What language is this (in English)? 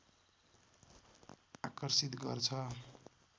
Nepali